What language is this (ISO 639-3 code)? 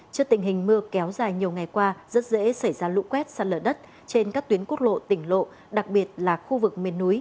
vie